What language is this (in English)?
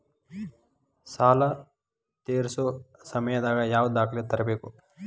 Kannada